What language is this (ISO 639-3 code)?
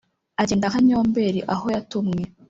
kin